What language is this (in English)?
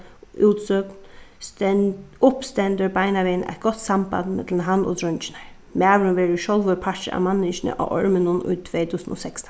Faroese